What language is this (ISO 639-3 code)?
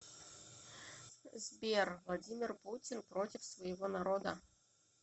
rus